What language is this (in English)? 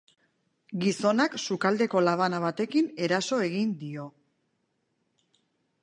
Basque